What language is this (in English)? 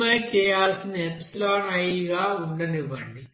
Telugu